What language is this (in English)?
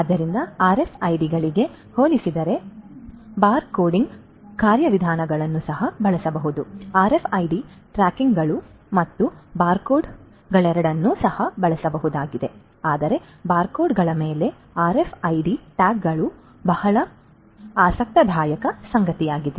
Kannada